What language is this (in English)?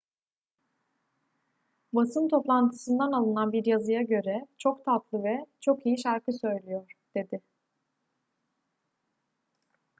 Turkish